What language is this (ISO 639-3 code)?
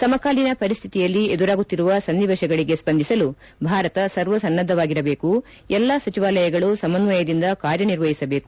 kan